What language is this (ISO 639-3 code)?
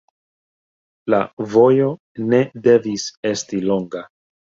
epo